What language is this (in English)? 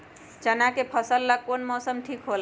Magahi